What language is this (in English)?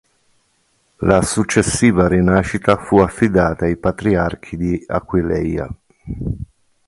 Italian